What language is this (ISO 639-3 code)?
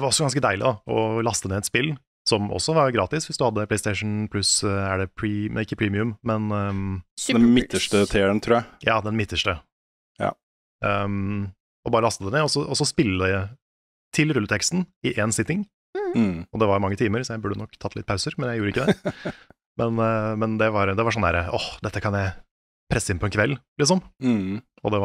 nor